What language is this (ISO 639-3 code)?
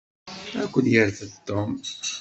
kab